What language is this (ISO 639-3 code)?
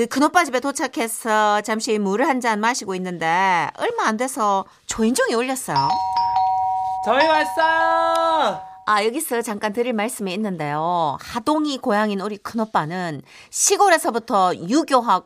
kor